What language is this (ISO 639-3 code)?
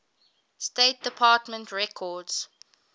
eng